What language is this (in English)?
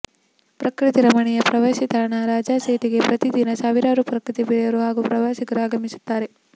Kannada